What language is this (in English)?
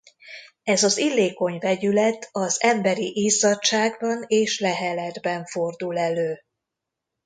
Hungarian